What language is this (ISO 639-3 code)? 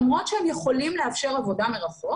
heb